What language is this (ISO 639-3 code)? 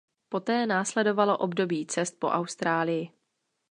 ces